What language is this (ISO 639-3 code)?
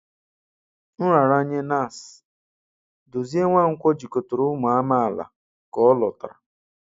ibo